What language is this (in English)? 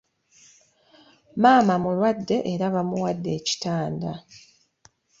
Ganda